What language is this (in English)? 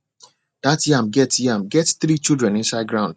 Nigerian Pidgin